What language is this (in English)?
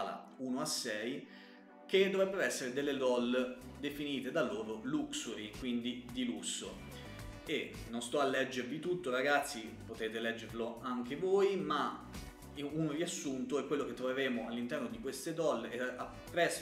Italian